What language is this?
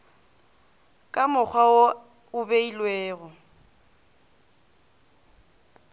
Northern Sotho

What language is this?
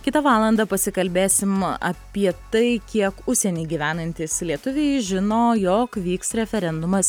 Lithuanian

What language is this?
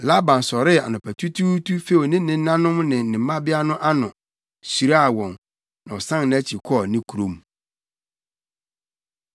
Akan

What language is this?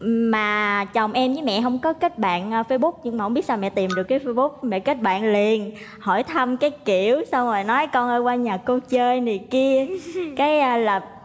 Vietnamese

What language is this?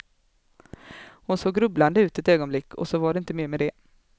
Swedish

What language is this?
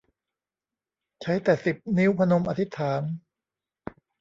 Thai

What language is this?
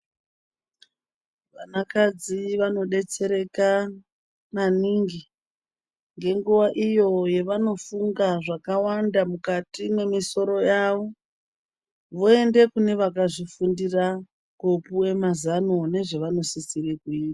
Ndau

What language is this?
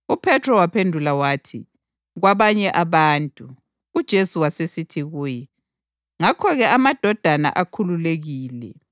North Ndebele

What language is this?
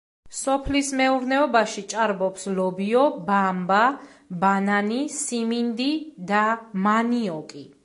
Georgian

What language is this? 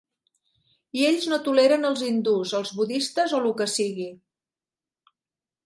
Catalan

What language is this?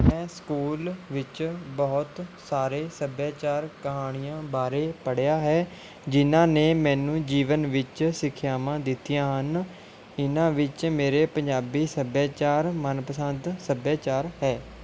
Punjabi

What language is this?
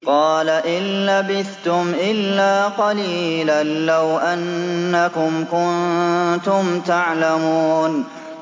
Arabic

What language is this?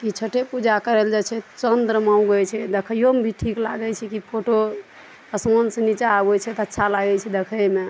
Maithili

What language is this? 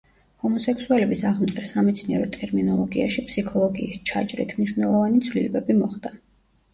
Georgian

